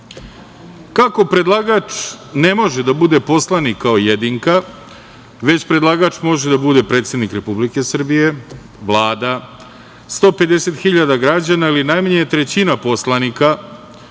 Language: Serbian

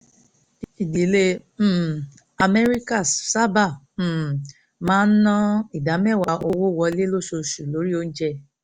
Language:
Yoruba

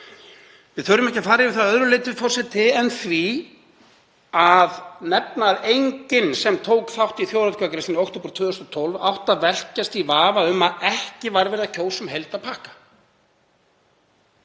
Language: Icelandic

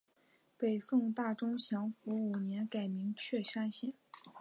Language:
Chinese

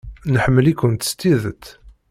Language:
Kabyle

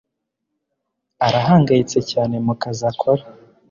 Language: Kinyarwanda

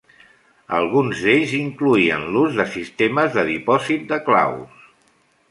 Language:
Catalan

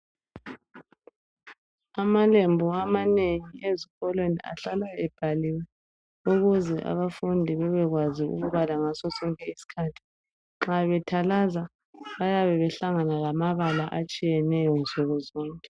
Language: North Ndebele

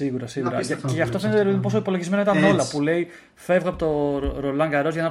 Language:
Greek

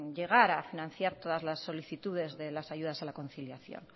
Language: Spanish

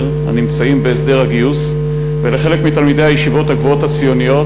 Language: Hebrew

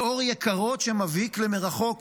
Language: Hebrew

